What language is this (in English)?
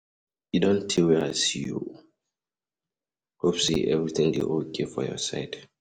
Nigerian Pidgin